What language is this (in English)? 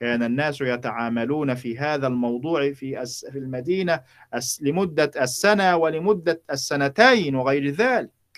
Arabic